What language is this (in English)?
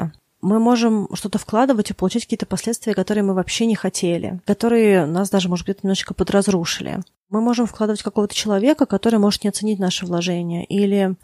Russian